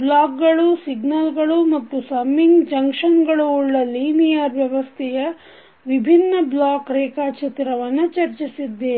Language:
Kannada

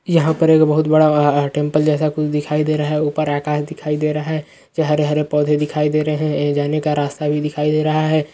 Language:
Magahi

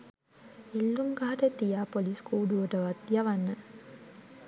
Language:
Sinhala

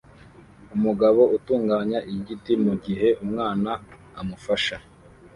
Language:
Kinyarwanda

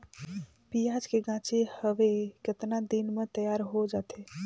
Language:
Chhattisgarhi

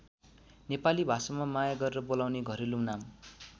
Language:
Nepali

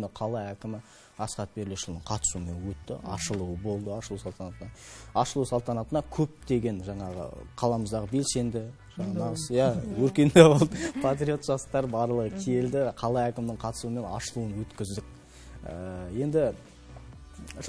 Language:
Russian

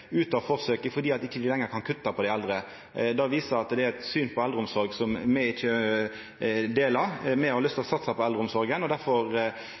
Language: Norwegian Nynorsk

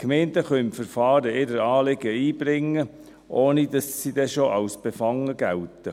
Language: Swiss German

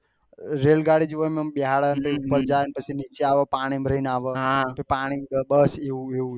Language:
Gujarati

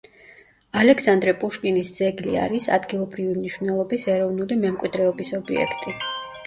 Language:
Georgian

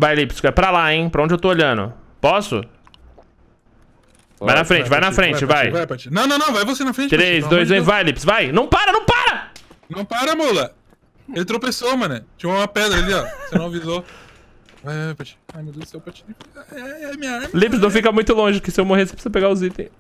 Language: Portuguese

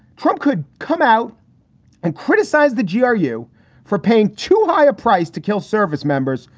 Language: English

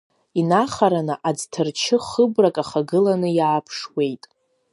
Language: Abkhazian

